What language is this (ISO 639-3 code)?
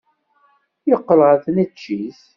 kab